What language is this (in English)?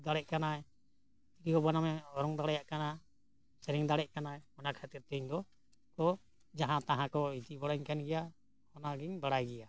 Santali